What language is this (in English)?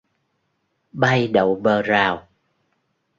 Vietnamese